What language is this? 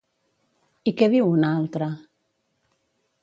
Catalan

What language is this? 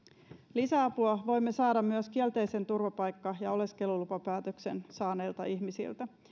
Finnish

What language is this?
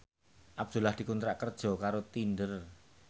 Javanese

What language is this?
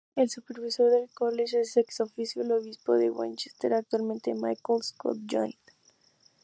Spanish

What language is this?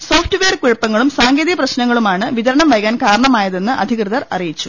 Malayalam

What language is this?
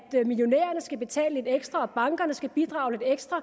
Danish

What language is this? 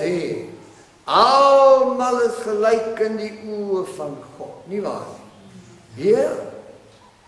Dutch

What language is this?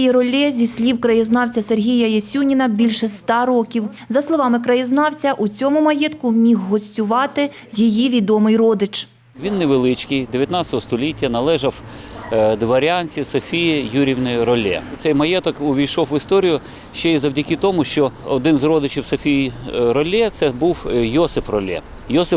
Ukrainian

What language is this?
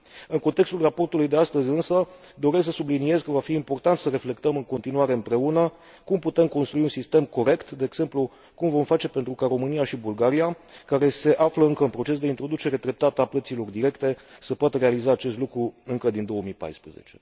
Romanian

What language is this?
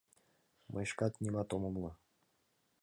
Mari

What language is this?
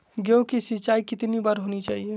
Magahi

